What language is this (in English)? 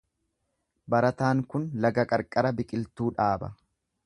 Oromo